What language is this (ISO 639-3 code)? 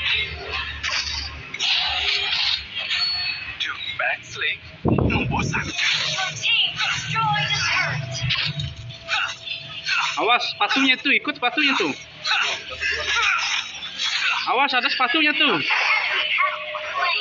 ind